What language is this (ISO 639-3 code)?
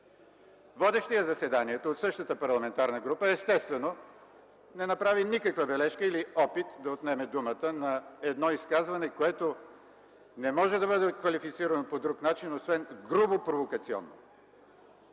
bul